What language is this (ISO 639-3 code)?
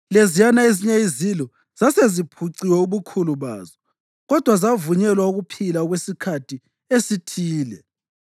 nde